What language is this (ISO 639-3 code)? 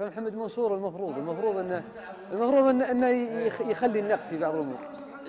ara